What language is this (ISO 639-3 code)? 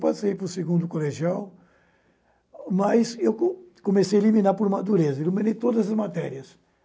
por